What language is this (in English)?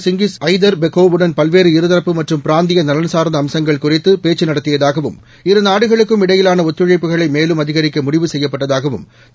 Tamil